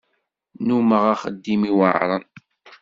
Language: Kabyle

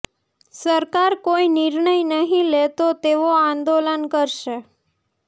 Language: Gujarati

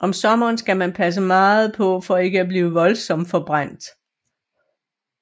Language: Danish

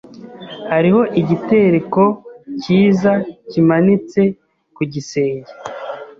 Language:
Kinyarwanda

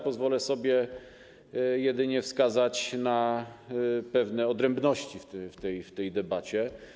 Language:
Polish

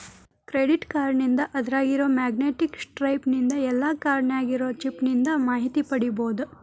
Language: Kannada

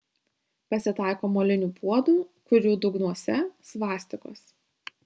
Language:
Lithuanian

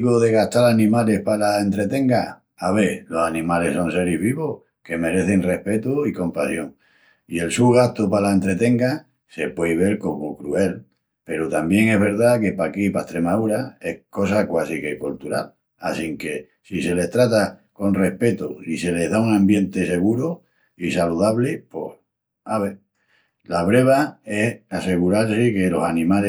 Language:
Extremaduran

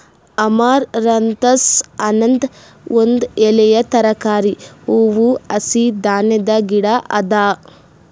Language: Kannada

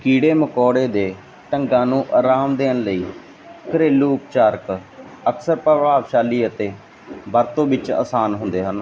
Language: Punjabi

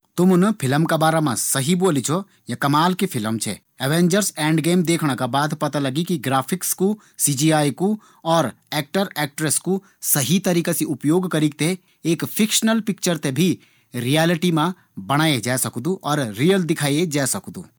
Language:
Garhwali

